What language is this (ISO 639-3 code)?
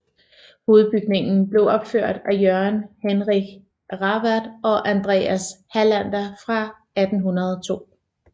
dan